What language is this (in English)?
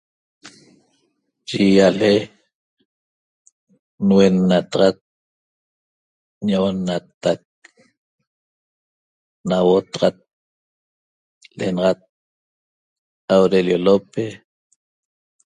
Toba